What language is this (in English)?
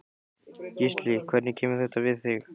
Icelandic